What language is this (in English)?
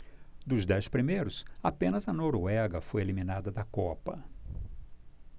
Portuguese